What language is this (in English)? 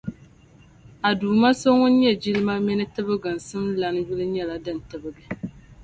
Dagbani